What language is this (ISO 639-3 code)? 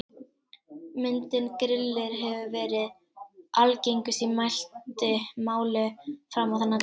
isl